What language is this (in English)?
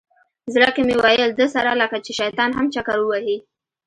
Pashto